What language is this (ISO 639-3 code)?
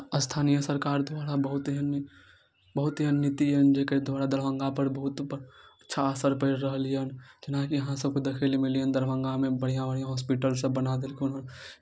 mai